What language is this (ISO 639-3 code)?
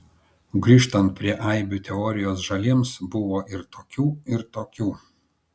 lit